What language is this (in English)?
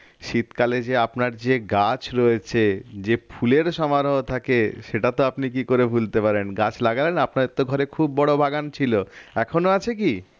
Bangla